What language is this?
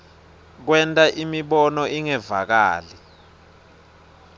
Swati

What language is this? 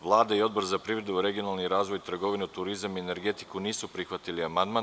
Serbian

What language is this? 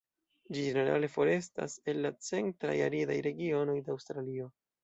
Esperanto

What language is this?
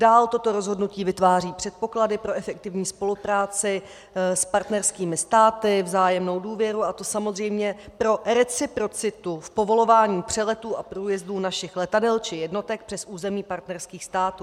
Czech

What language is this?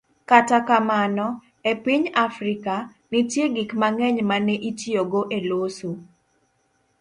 Luo (Kenya and Tanzania)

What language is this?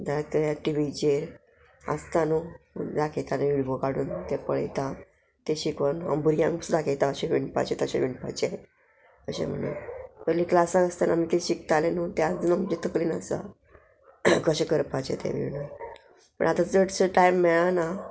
Konkani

